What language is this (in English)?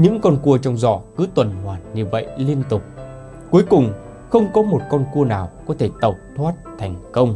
Vietnamese